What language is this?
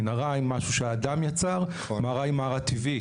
Hebrew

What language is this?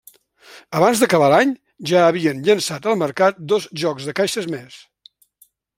Catalan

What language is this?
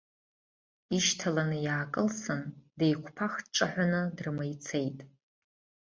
Abkhazian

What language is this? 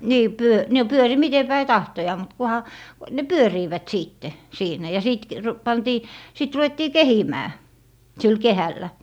Finnish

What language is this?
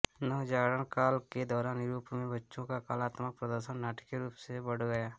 Hindi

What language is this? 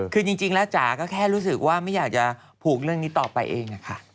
Thai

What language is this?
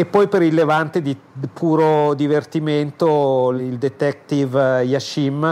Italian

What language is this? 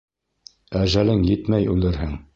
Bashkir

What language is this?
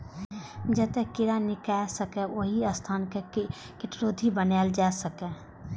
Maithili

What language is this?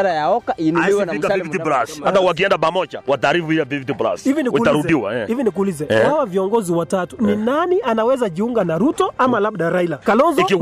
Swahili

